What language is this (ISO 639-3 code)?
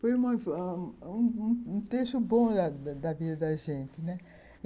por